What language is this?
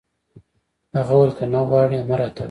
Pashto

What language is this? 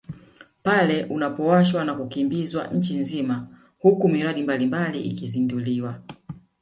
Swahili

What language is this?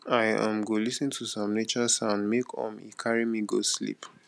Nigerian Pidgin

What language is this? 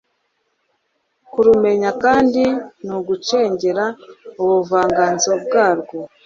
Kinyarwanda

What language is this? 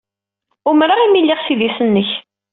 Kabyle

